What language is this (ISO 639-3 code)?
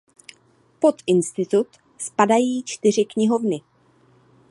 ces